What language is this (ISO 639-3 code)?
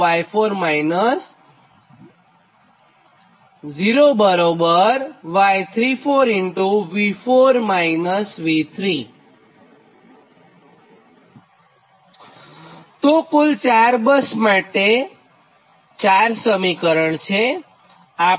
guj